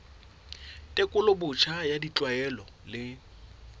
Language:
Southern Sotho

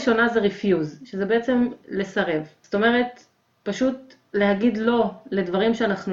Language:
Hebrew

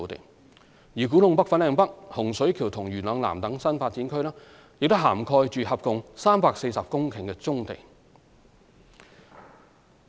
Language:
Cantonese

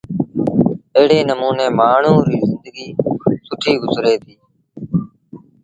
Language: Sindhi Bhil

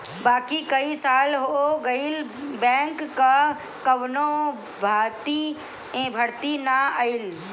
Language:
Bhojpuri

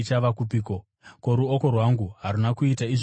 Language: Shona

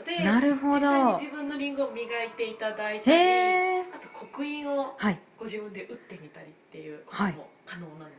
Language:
Japanese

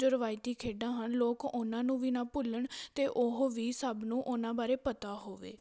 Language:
Punjabi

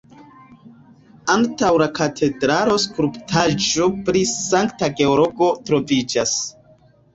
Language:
Esperanto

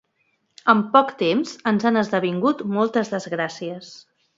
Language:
Catalan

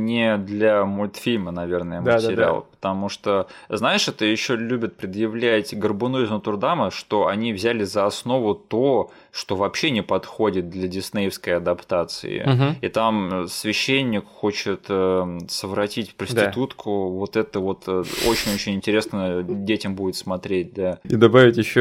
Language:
Russian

